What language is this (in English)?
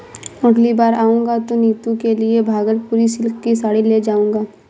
Hindi